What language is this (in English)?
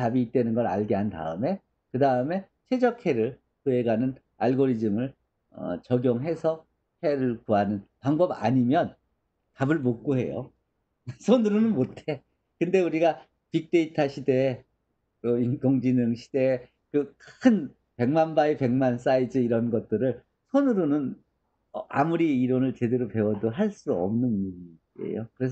Korean